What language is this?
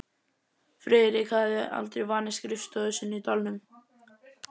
Icelandic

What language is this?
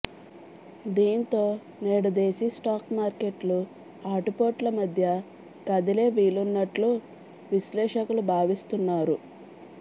Telugu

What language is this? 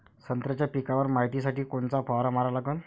Marathi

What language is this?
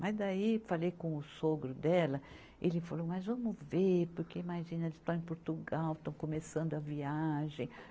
Portuguese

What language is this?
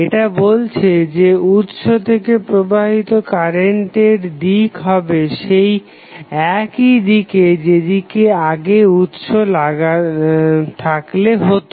Bangla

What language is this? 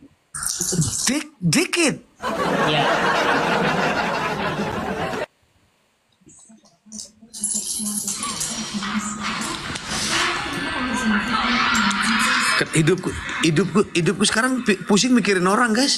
Indonesian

